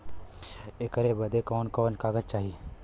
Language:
Bhojpuri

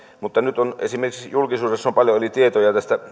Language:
Finnish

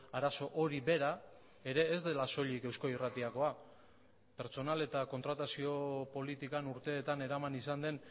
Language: Basque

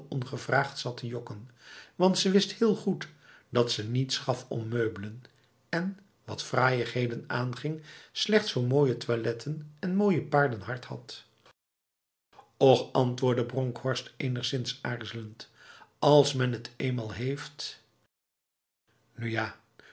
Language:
Dutch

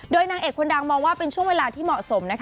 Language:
Thai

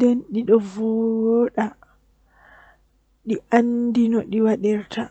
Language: Western Niger Fulfulde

